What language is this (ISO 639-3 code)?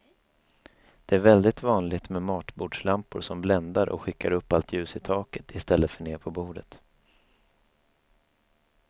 swe